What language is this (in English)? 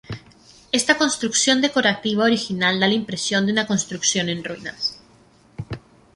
Spanish